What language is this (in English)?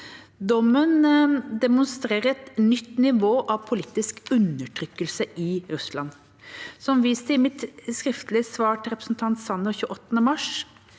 Norwegian